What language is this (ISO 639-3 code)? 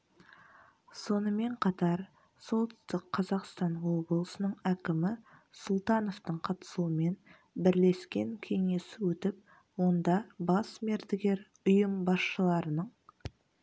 kaz